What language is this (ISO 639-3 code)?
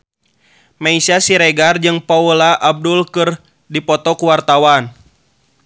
sun